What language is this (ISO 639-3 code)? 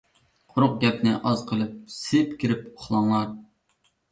uig